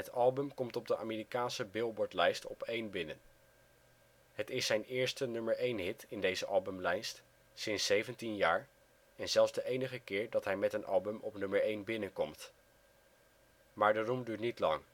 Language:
Dutch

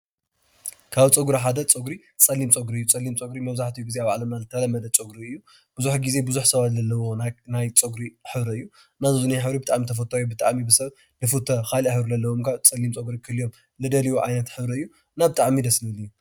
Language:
Tigrinya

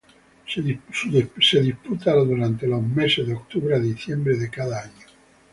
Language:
Spanish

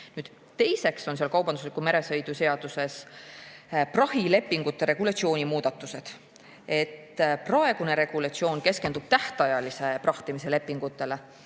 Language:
Estonian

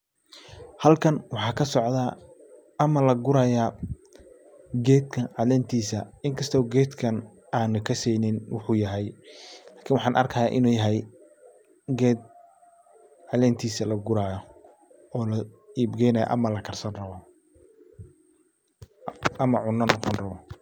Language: Somali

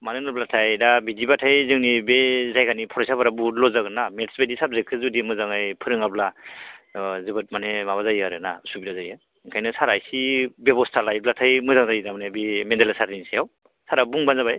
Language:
Bodo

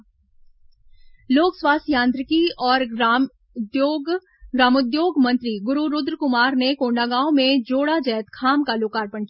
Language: Hindi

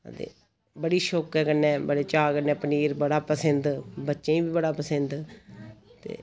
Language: Dogri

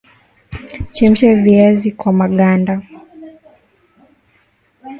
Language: Swahili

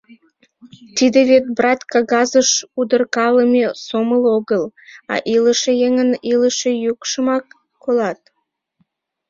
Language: Mari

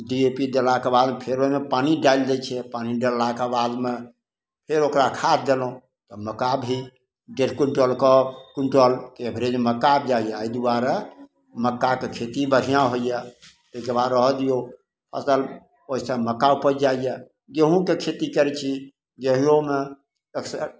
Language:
Maithili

